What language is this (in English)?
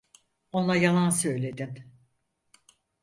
Turkish